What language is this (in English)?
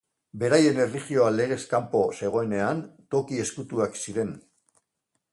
Basque